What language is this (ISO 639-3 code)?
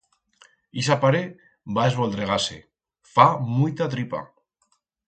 arg